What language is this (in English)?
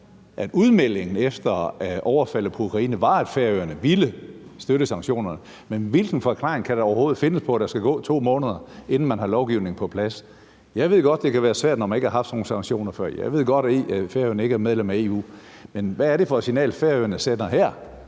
Danish